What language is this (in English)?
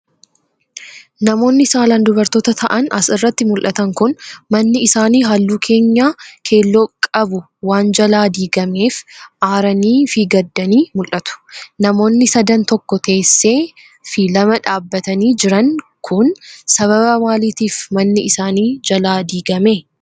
Oromo